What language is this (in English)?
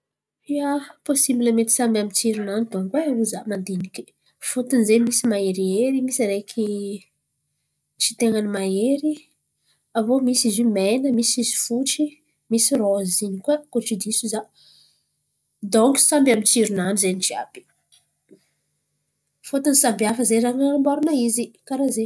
Antankarana Malagasy